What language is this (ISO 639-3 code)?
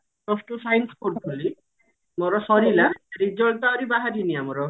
ori